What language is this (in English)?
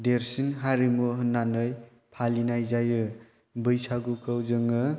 Bodo